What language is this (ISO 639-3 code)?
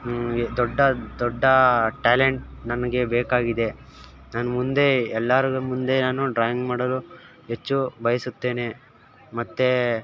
kan